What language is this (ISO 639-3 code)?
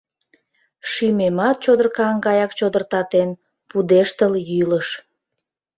chm